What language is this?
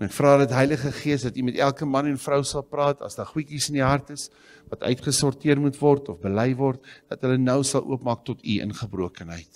Dutch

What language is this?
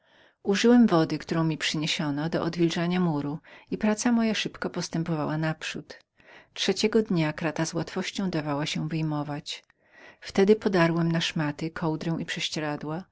Polish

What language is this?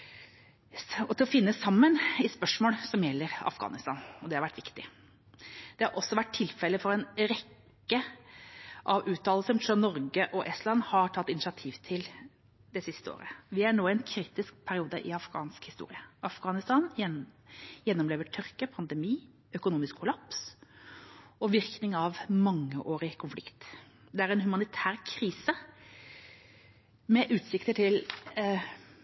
Norwegian Bokmål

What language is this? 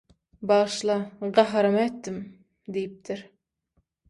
Turkmen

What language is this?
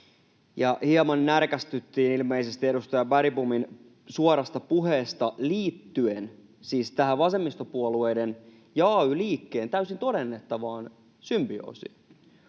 Finnish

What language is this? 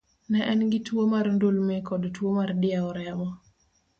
Luo (Kenya and Tanzania)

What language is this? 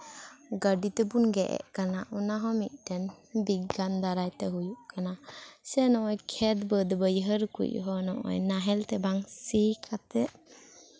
Santali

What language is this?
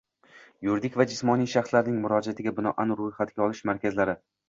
Uzbek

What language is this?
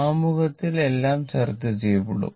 Malayalam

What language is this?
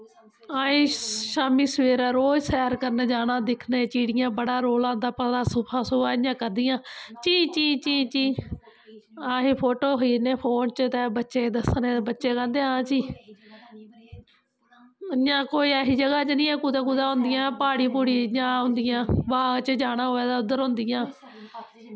Dogri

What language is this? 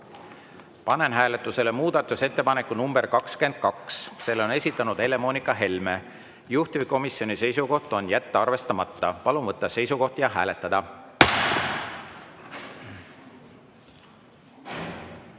Estonian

